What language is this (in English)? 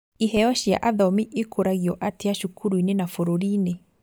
Kikuyu